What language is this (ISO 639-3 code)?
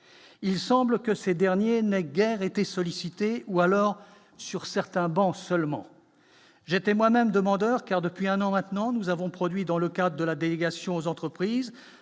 fra